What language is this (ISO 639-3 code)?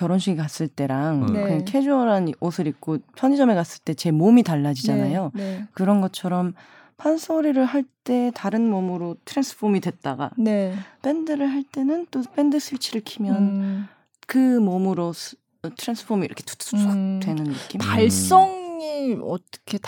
kor